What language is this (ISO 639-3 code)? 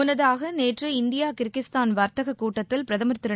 tam